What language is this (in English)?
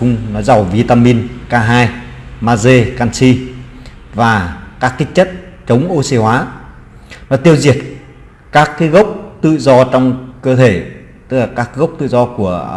Vietnamese